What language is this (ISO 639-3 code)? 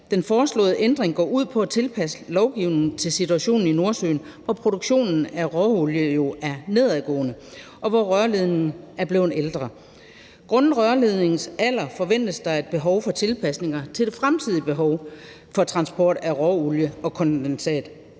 dan